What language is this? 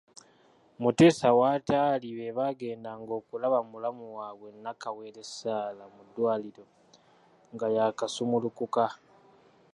Ganda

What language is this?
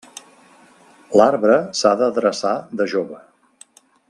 Catalan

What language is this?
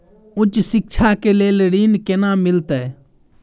Maithili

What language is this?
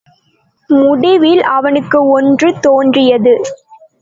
Tamil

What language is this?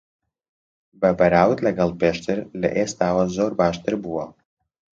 Central Kurdish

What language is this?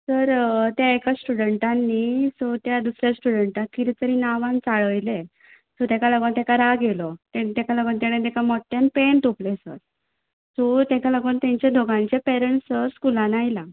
Konkani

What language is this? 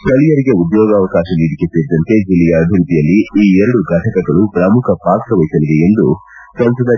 Kannada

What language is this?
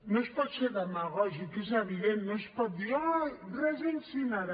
Catalan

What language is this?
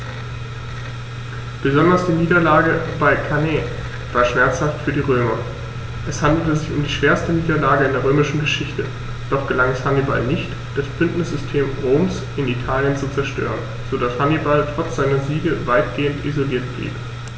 German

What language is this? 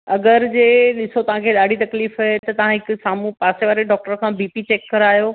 Sindhi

